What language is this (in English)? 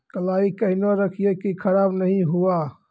Maithili